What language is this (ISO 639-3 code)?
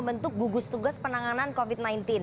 ind